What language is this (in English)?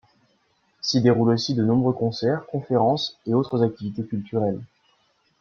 French